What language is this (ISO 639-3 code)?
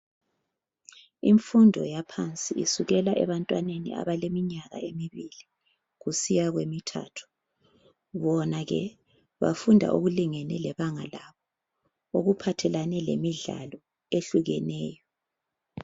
nde